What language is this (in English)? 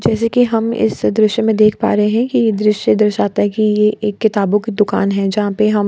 Hindi